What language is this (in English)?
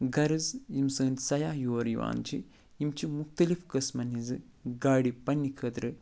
Kashmiri